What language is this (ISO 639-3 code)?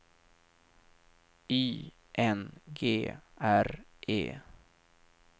swe